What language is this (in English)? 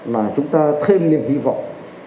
Vietnamese